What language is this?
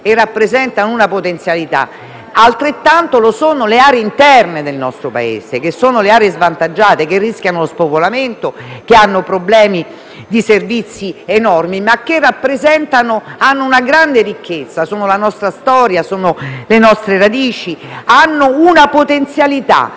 Italian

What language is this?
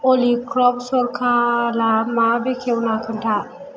Bodo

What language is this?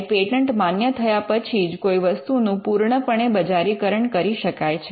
Gujarati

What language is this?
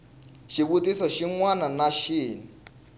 Tsonga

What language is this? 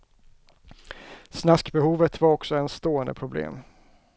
Swedish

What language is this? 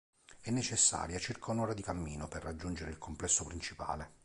Italian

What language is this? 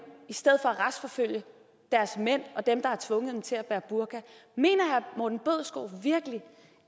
Danish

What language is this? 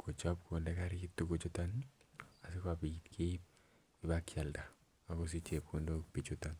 Kalenjin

